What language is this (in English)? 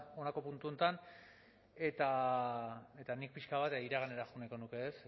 Basque